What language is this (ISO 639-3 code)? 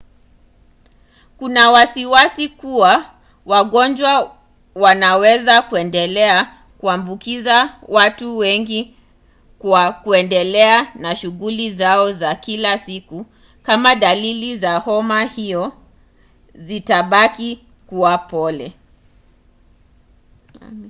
swa